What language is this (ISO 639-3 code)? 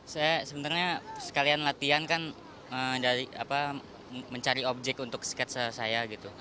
ind